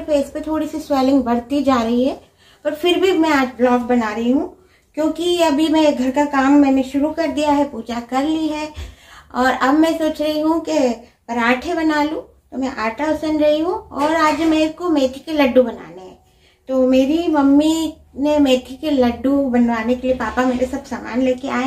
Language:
Hindi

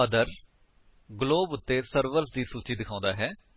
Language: Punjabi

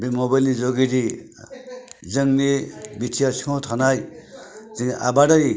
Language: Bodo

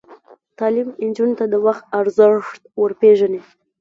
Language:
Pashto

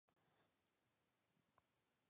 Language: Chinese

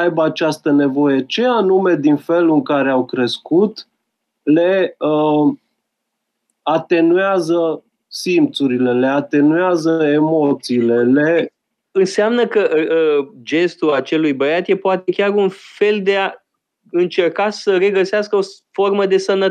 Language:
Romanian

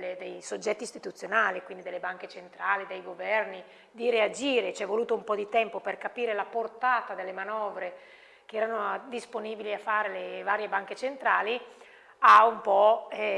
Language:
Italian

